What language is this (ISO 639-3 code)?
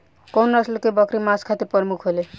bho